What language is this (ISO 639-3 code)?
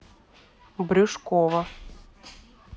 rus